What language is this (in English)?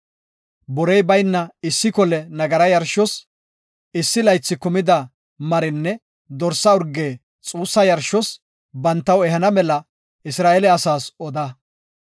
Gofa